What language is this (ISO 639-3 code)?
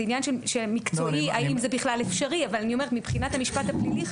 heb